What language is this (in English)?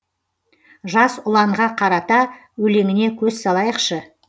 Kazakh